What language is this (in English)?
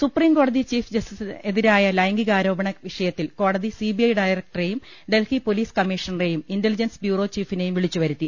Malayalam